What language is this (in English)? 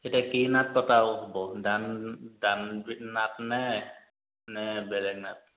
Assamese